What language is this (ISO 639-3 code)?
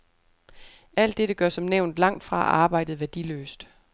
dan